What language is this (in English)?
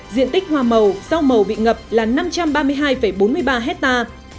Vietnamese